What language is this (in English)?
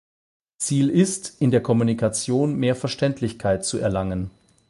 German